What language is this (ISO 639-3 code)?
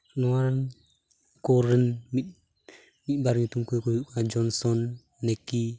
sat